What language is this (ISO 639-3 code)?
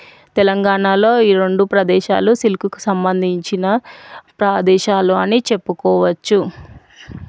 tel